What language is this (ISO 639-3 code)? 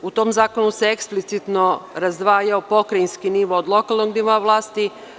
srp